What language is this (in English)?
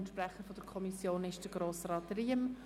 Swiss German